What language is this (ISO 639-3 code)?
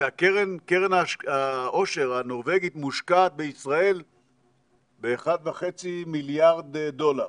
heb